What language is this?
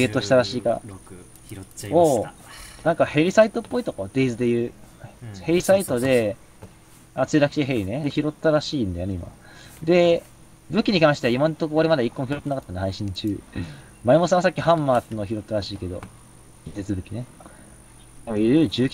Japanese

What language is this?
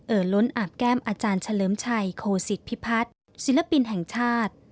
Thai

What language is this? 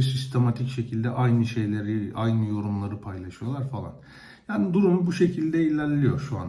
Turkish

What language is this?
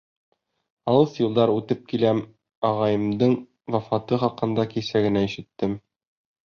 Bashkir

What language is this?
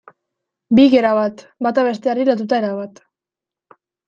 Basque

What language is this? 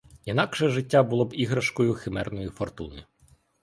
Ukrainian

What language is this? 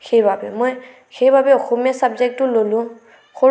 Assamese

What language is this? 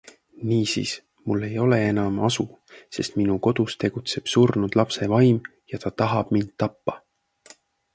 Estonian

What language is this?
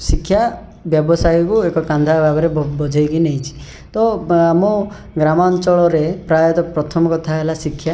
Odia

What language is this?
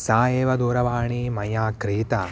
Sanskrit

